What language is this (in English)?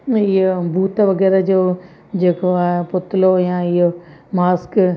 Sindhi